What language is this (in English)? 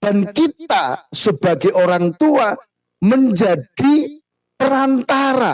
Indonesian